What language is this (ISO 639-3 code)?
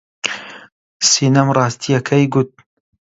ckb